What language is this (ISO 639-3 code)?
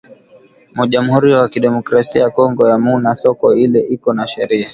swa